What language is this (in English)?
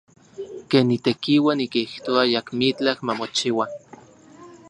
Central Puebla Nahuatl